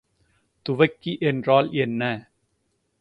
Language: Tamil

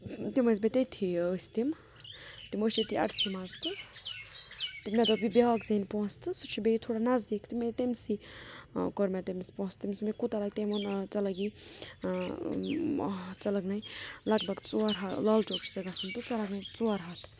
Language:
Kashmiri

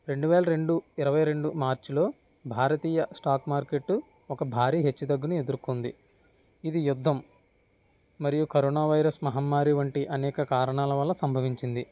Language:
Telugu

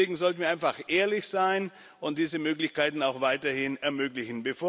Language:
German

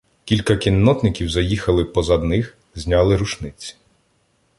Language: Ukrainian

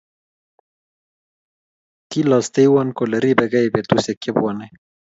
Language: Kalenjin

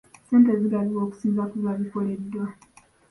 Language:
Ganda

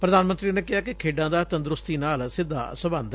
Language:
Punjabi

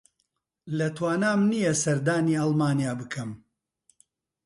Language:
Central Kurdish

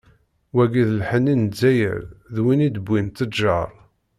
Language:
Kabyle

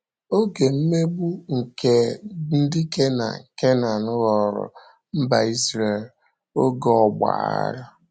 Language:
Igbo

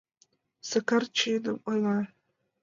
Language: Mari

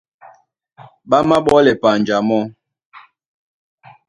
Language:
Duala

